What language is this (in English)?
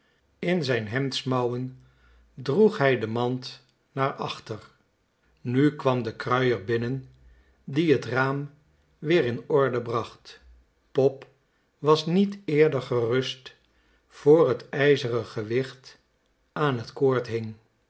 Dutch